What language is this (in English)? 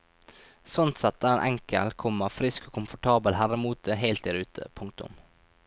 Norwegian